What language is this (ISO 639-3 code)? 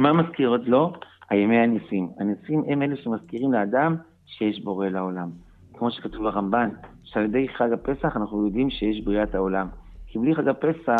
heb